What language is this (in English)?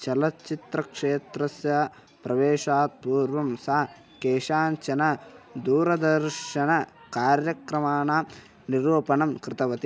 Sanskrit